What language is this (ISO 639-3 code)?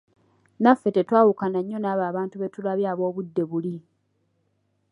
lug